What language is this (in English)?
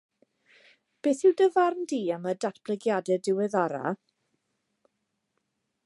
Welsh